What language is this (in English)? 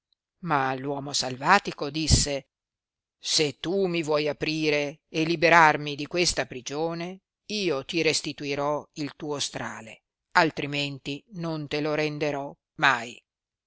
Italian